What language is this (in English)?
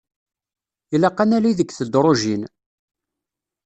Kabyle